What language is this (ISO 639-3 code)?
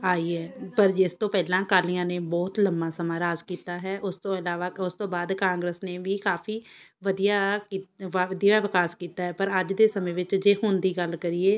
pan